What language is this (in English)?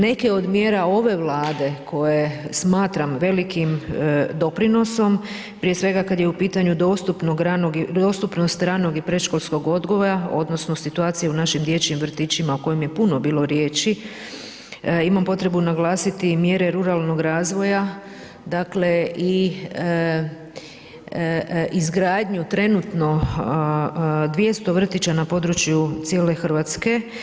Croatian